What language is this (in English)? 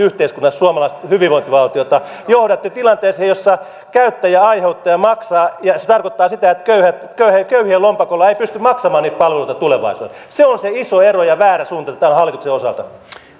Finnish